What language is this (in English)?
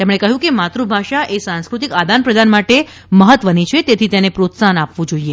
Gujarati